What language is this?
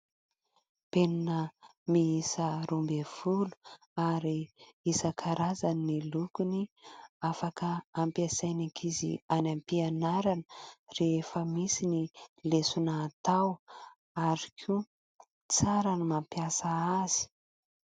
Malagasy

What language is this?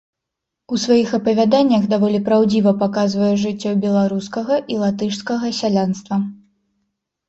Belarusian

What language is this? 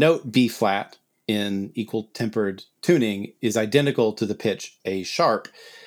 English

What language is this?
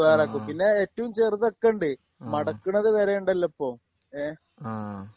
Malayalam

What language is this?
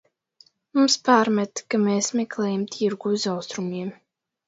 Latvian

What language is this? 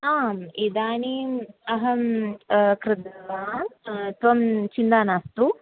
Sanskrit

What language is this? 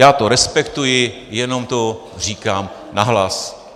Czech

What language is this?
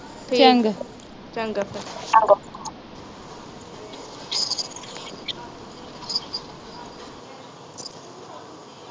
Punjabi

